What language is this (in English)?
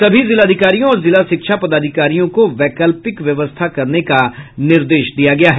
Hindi